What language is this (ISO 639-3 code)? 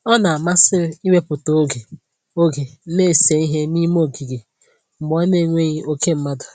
ibo